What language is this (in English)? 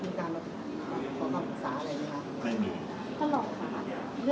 Thai